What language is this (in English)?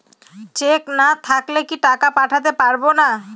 Bangla